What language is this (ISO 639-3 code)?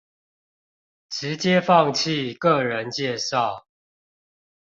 zho